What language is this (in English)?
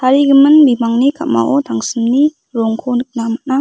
Garo